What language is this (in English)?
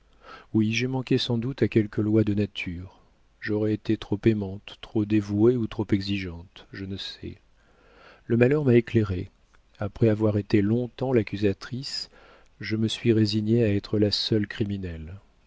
French